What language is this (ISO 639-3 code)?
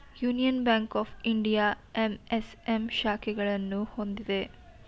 kan